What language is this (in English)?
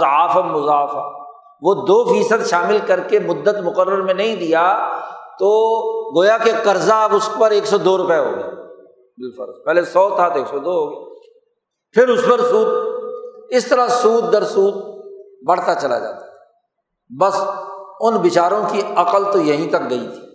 Urdu